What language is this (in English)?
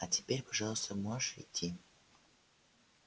Russian